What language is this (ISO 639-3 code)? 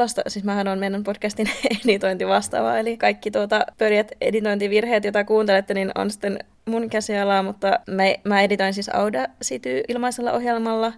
fin